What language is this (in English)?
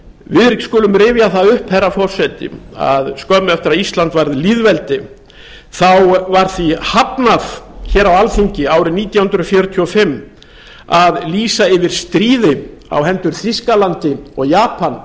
Icelandic